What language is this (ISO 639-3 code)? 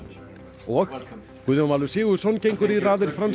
isl